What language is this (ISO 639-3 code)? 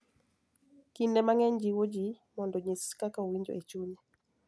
luo